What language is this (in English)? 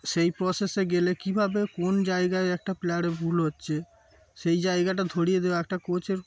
Bangla